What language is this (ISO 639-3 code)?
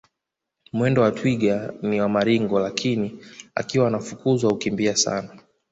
swa